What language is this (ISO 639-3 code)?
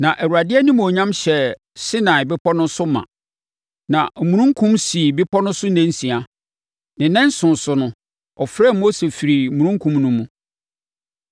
aka